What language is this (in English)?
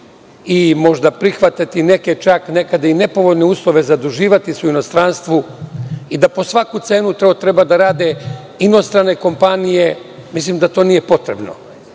Serbian